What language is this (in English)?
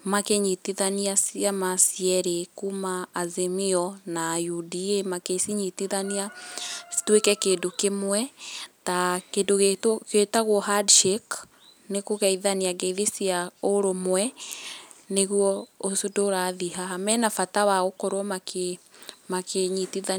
Kikuyu